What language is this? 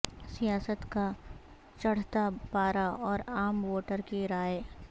Urdu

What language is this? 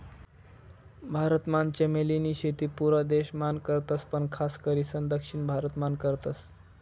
Marathi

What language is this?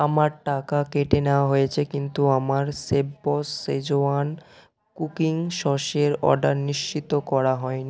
Bangla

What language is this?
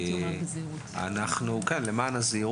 Hebrew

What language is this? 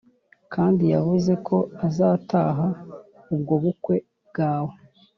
Kinyarwanda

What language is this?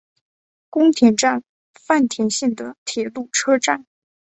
Chinese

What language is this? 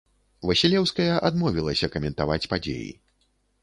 Belarusian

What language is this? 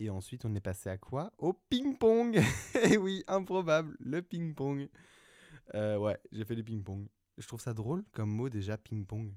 French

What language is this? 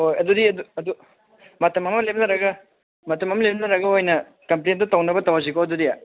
Manipuri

